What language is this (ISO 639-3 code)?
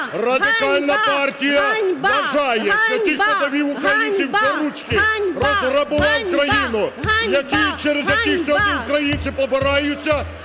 ukr